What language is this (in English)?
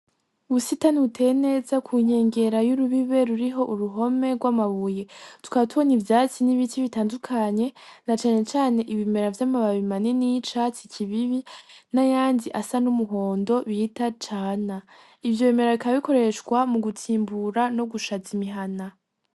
Rundi